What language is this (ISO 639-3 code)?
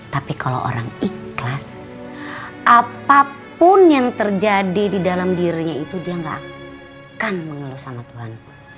ind